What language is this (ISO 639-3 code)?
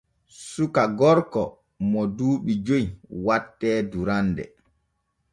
fue